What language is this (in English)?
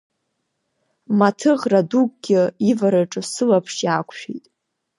Abkhazian